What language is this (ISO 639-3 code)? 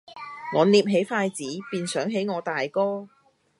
yue